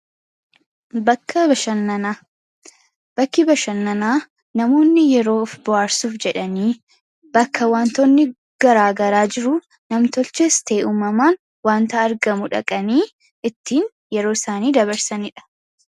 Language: Oromo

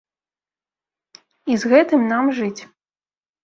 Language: Belarusian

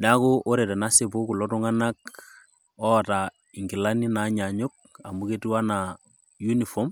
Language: Masai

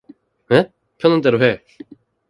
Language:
Korean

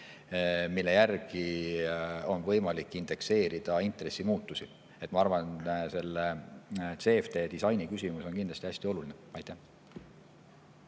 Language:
Estonian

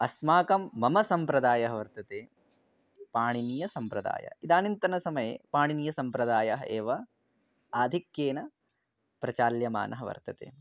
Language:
Sanskrit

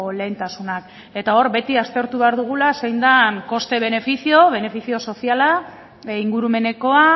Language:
Basque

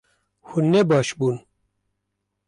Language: Kurdish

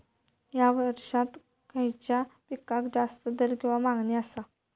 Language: Marathi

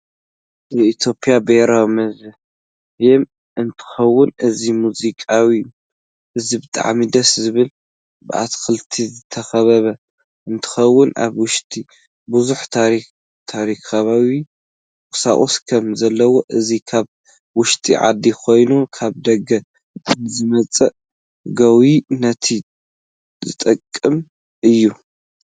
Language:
Tigrinya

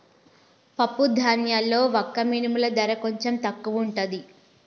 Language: Telugu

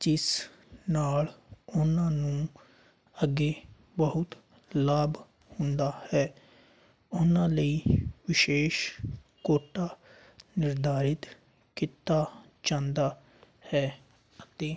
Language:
Punjabi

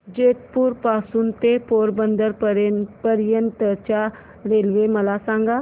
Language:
Marathi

